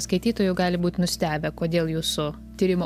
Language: Lithuanian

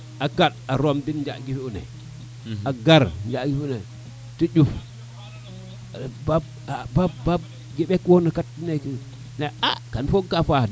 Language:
Serer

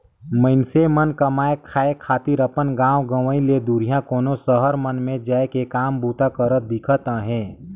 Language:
Chhattisgarhi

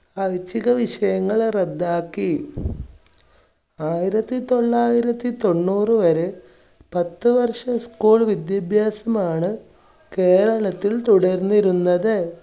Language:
Malayalam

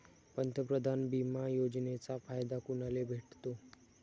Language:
Marathi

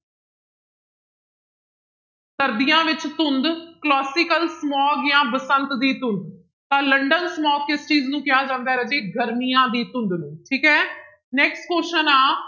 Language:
Punjabi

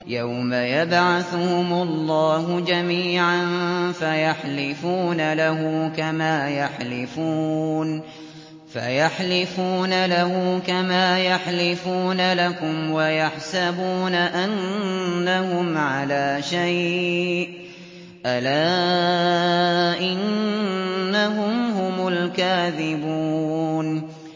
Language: Arabic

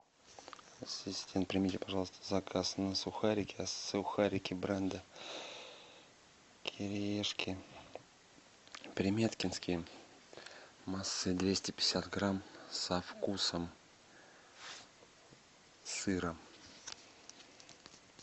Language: Russian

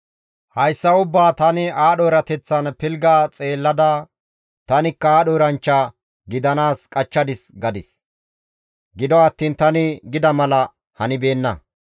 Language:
Gamo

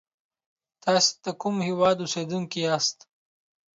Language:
Pashto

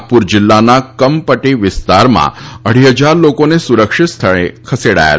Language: Gujarati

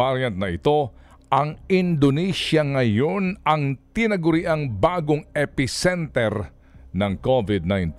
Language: Filipino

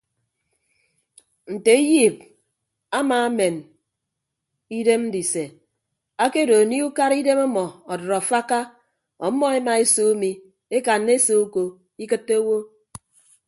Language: Ibibio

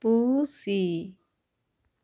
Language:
Santali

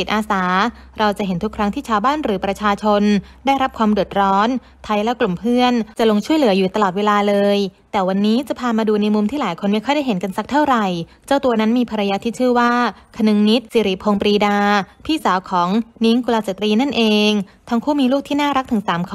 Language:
Thai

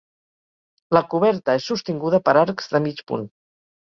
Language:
Catalan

